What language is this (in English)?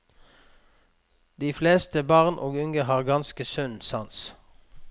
Norwegian